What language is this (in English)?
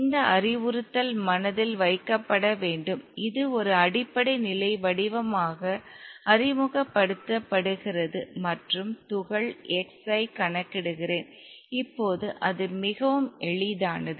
Tamil